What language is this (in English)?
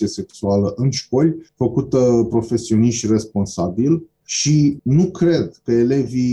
Romanian